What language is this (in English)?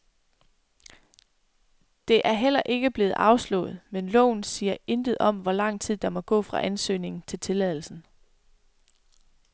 Danish